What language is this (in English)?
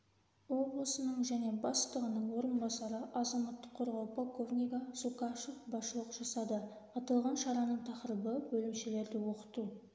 Kazakh